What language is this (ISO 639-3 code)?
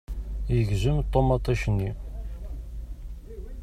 kab